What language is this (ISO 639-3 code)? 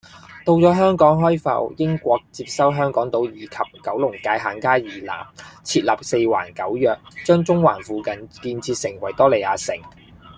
yue